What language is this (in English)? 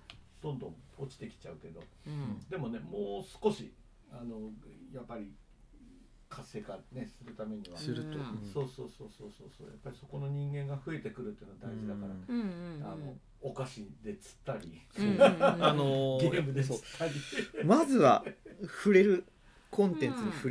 Japanese